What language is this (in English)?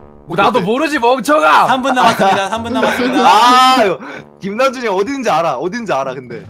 Korean